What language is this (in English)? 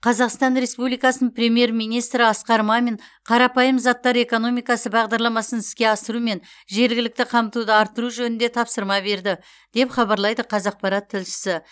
Kazakh